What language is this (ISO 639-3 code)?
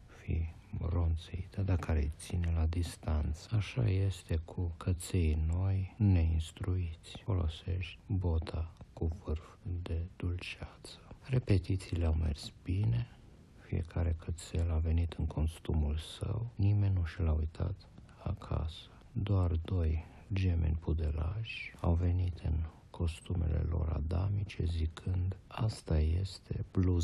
ron